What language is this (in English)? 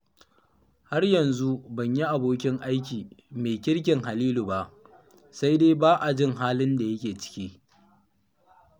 Hausa